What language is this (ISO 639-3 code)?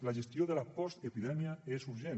cat